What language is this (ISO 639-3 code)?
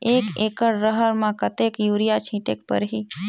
hne